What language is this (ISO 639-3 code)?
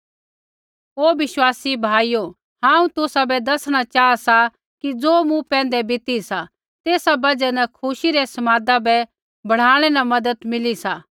kfx